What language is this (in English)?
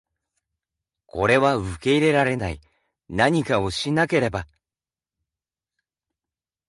Japanese